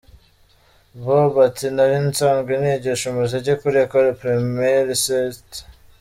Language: Kinyarwanda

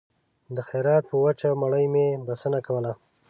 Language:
Pashto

